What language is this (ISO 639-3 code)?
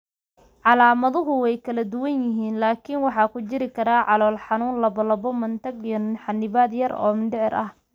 som